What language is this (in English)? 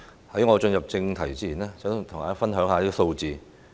Cantonese